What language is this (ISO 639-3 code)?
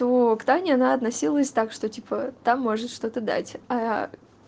rus